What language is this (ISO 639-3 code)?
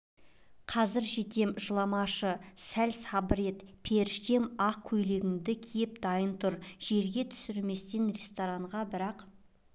kaz